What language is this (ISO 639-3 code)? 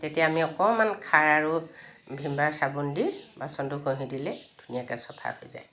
asm